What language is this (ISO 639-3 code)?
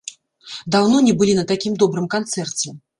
bel